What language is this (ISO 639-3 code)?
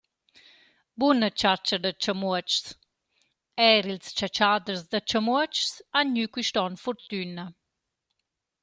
roh